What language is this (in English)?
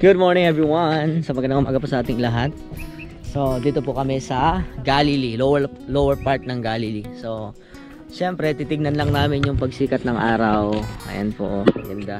Filipino